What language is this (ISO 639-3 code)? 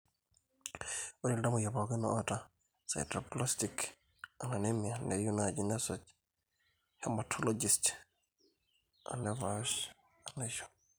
mas